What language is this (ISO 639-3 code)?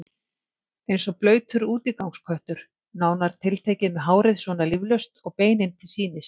isl